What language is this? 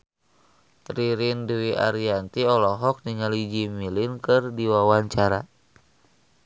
Sundanese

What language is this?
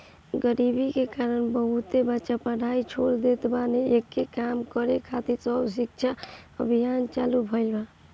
Bhojpuri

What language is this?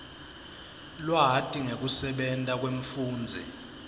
Swati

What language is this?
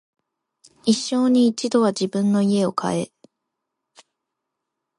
Japanese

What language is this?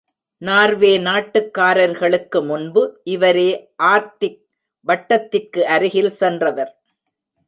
Tamil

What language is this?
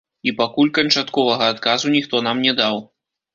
Belarusian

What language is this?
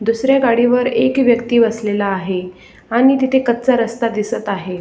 Marathi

